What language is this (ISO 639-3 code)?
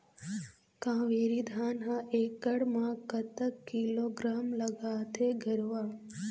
hne